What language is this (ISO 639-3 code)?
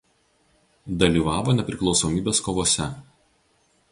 lit